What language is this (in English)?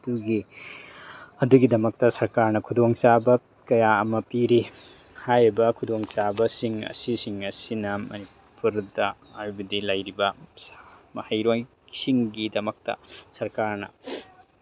Manipuri